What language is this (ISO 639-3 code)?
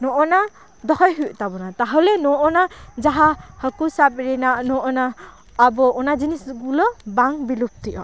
sat